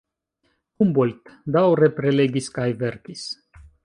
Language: Esperanto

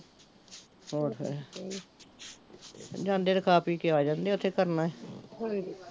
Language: Punjabi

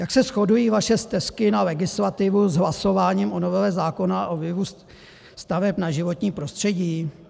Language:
Czech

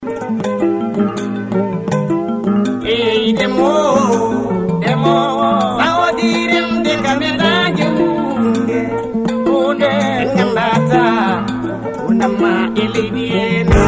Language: Fula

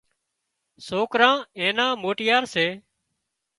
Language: Wadiyara Koli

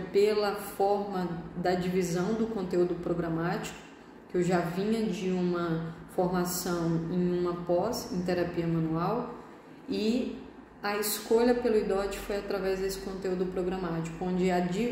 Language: Portuguese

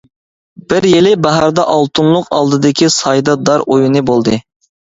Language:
Uyghur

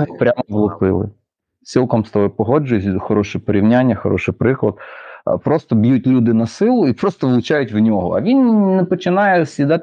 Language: Ukrainian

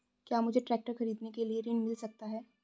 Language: Hindi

